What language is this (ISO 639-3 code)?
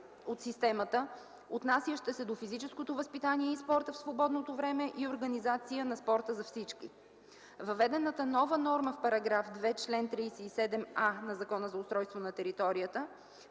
bul